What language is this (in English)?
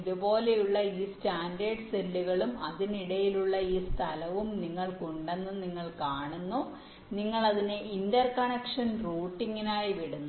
Malayalam